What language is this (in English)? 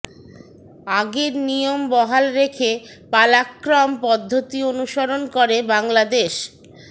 Bangla